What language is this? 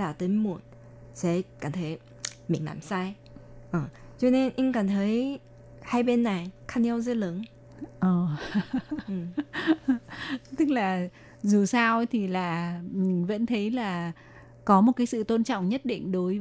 Vietnamese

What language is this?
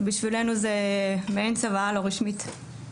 Hebrew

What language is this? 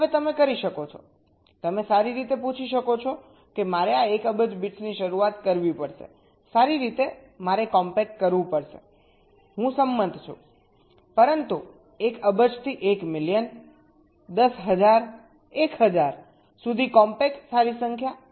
Gujarati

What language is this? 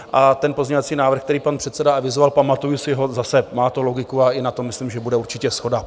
Czech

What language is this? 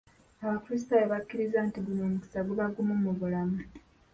Ganda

